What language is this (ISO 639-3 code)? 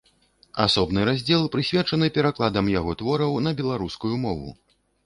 bel